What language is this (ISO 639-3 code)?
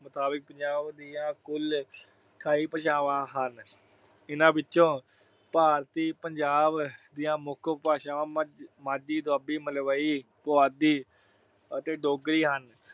pan